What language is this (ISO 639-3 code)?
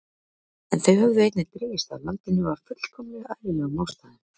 isl